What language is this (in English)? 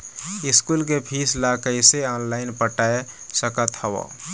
Chhattisgarhi